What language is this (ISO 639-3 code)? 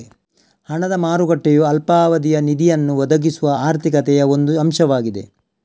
kan